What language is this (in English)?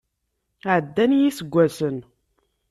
Kabyle